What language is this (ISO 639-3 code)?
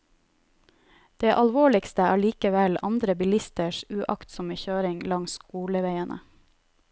nor